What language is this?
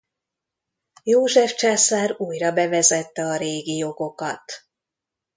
Hungarian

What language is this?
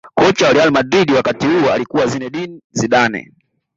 Swahili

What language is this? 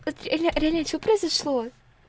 Russian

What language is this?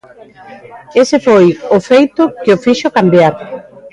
Galician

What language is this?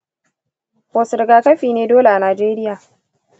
Hausa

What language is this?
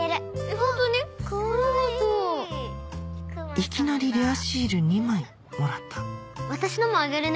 Japanese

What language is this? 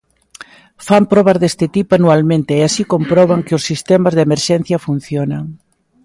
Galician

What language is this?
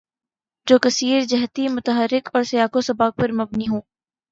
Urdu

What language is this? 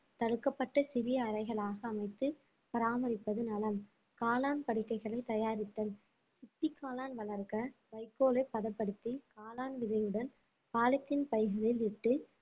Tamil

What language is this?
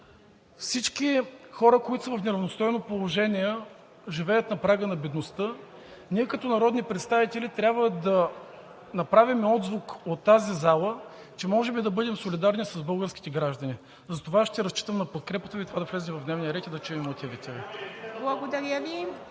Bulgarian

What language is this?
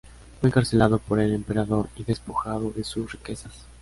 Spanish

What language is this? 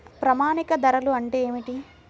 Telugu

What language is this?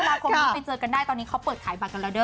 Thai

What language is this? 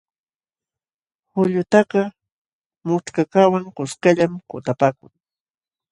Jauja Wanca Quechua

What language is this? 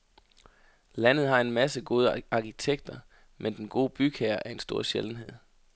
Danish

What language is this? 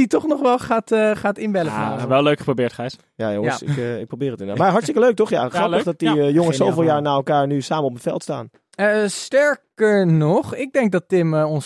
Dutch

